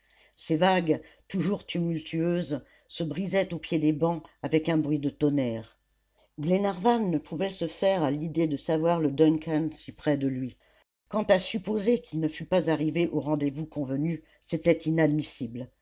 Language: French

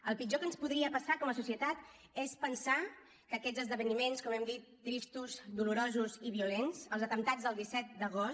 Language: Catalan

